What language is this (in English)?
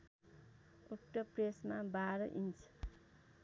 Nepali